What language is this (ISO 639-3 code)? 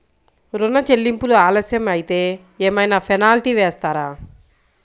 tel